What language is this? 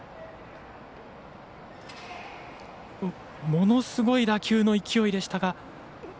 Japanese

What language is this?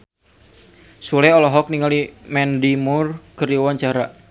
Sundanese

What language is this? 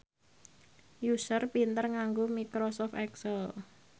Javanese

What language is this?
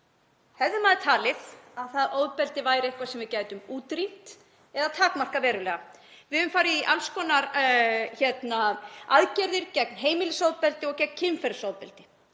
Icelandic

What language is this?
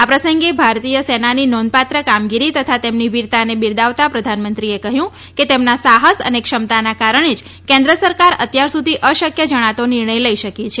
Gujarati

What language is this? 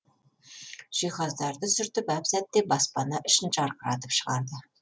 Kazakh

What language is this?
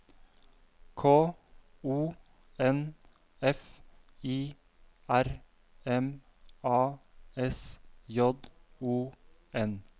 Norwegian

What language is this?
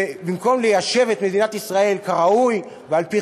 Hebrew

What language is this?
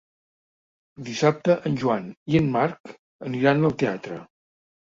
Catalan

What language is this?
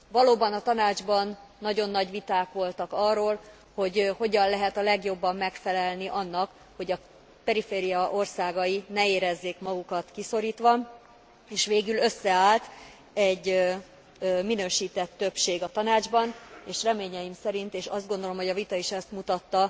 Hungarian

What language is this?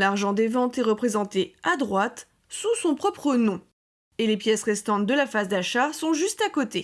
French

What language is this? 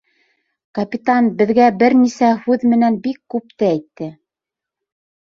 Bashkir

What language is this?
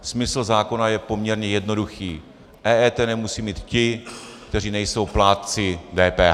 Czech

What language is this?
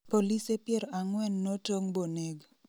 Luo (Kenya and Tanzania)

